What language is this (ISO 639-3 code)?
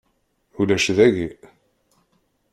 kab